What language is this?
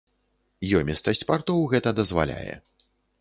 Belarusian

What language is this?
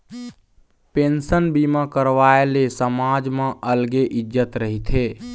Chhattisgarhi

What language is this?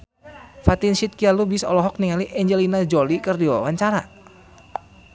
Sundanese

